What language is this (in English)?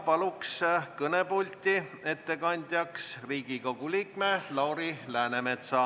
Estonian